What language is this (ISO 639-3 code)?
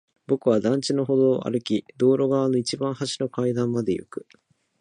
jpn